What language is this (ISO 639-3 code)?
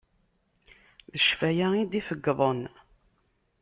kab